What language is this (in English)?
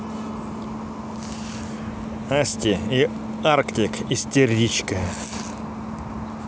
Russian